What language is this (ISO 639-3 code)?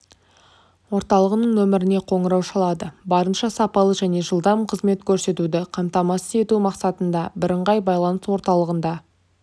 kaz